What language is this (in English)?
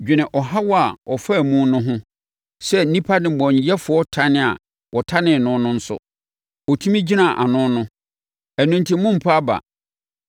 Akan